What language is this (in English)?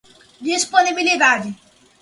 Portuguese